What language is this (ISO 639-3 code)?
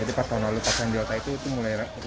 ind